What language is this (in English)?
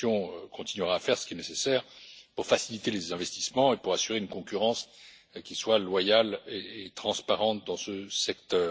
French